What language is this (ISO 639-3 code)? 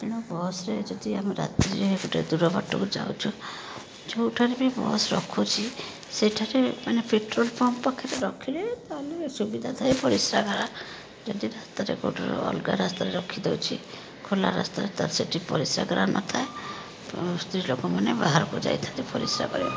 ori